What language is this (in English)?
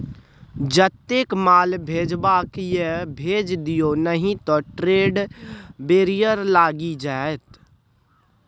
Maithili